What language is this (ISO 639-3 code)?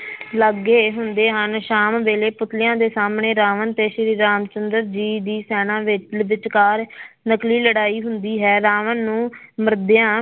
pan